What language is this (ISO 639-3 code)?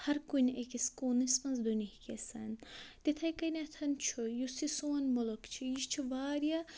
kas